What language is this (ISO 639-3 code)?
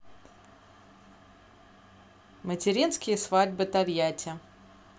rus